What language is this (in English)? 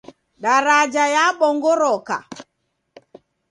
Taita